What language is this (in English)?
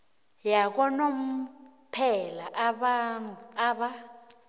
South Ndebele